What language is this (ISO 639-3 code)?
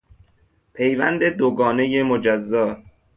fas